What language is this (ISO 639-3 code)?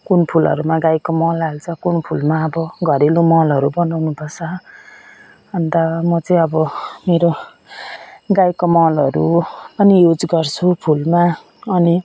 nep